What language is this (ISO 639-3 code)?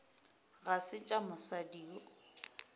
nso